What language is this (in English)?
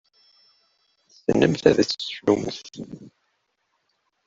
Kabyle